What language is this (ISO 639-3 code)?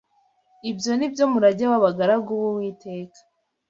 kin